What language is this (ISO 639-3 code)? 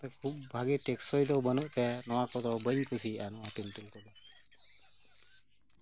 sat